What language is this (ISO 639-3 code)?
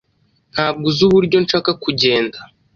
kin